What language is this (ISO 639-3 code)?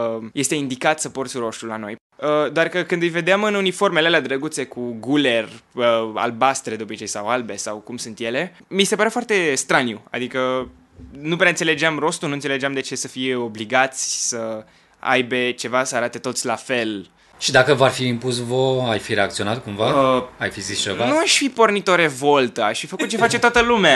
ron